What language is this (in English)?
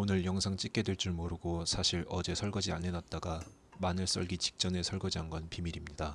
Korean